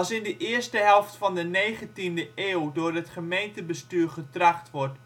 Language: Dutch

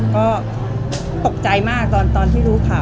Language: Thai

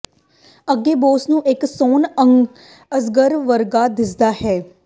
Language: Punjabi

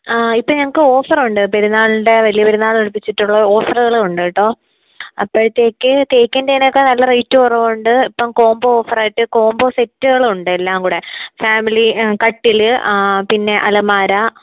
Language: Malayalam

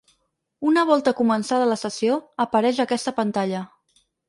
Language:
Catalan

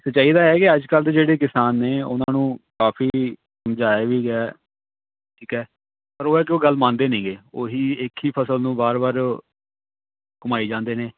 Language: Punjabi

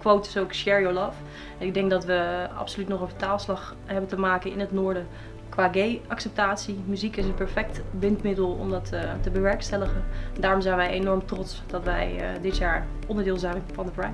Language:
Dutch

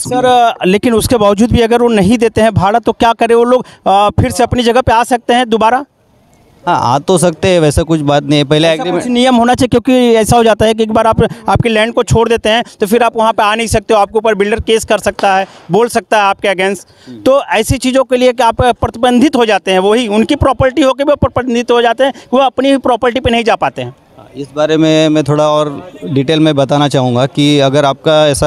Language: Hindi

